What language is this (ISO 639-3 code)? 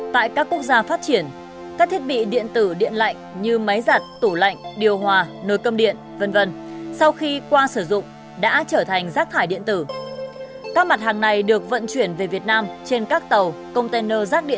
vie